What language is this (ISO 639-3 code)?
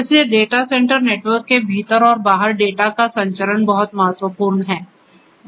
hin